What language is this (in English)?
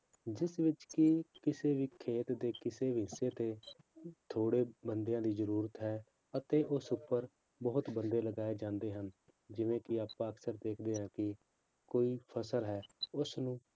Punjabi